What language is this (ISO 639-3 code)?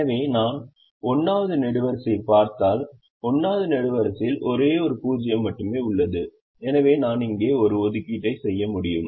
tam